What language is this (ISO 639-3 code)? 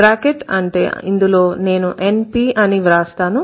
tel